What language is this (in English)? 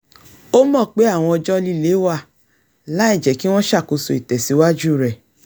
Yoruba